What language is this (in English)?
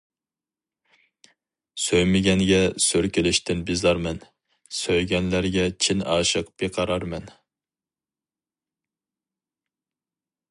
Uyghur